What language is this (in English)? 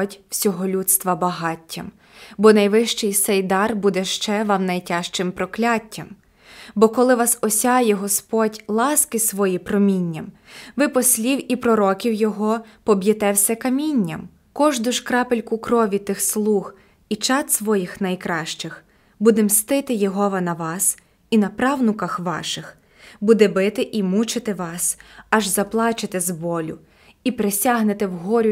Ukrainian